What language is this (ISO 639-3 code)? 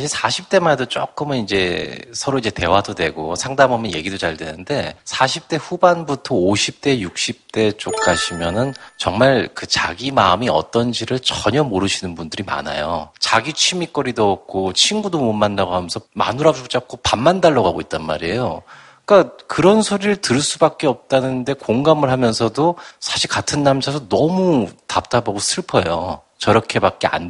kor